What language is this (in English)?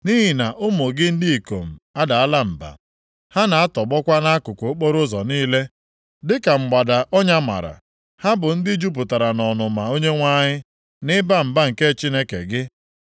Igbo